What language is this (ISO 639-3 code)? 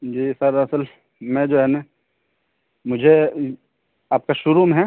urd